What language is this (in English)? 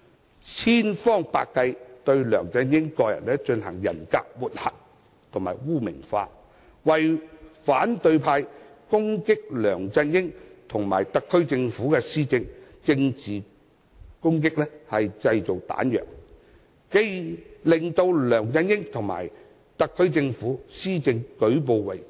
Cantonese